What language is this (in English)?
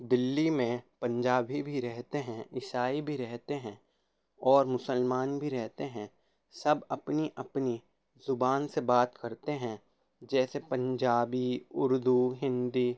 Urdu